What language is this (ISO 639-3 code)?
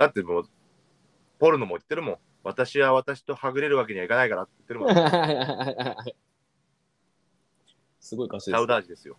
jpn